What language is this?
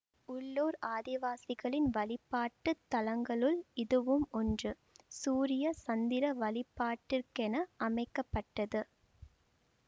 Tamil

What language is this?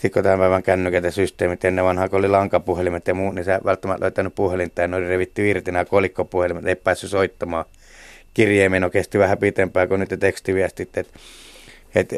Finnish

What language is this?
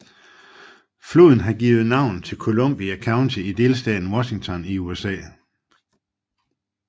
Danish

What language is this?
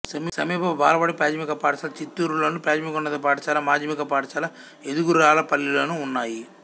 Telugu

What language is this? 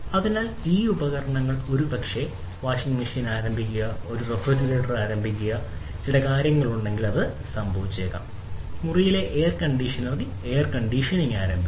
Malayalam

